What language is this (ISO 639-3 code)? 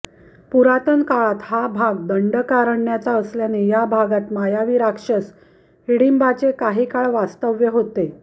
mar